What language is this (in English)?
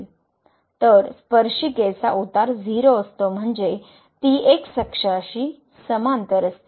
Marathi